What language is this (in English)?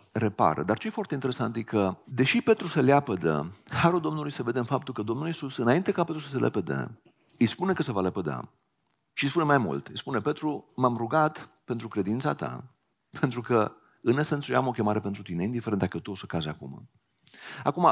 Romanian